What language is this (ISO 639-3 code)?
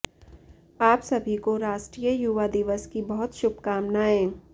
hin